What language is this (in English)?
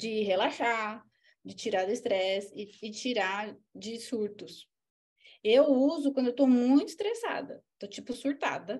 Portuguese